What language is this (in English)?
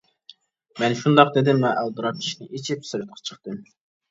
Uyghur